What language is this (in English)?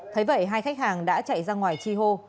Vietnamese